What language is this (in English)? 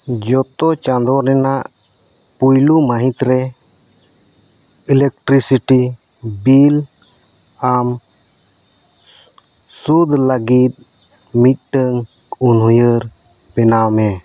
Santali